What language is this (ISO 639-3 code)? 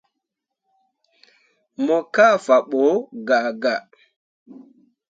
mua